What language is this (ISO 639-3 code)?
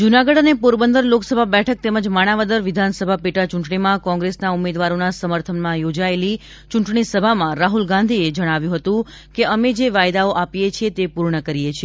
guj